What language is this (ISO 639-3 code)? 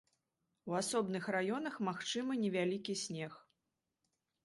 bel